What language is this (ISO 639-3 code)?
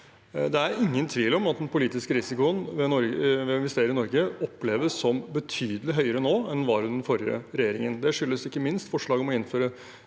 nor